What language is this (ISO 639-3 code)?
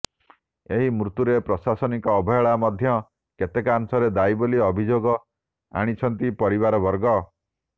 ori